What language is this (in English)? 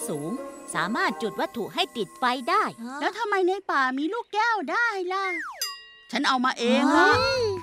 Thai